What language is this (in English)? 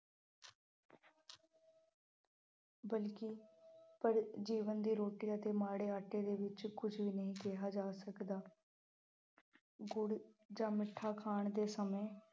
Punjabi